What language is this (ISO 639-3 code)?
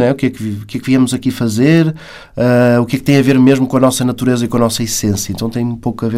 por